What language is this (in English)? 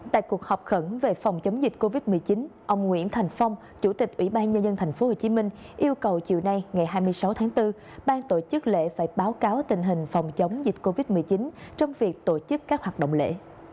Vietnamese